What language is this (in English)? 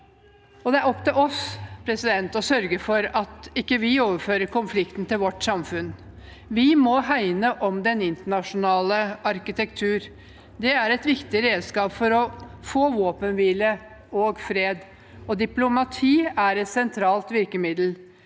Norwegian